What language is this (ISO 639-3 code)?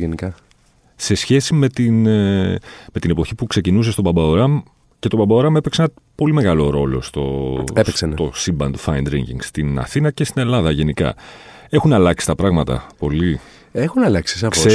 ell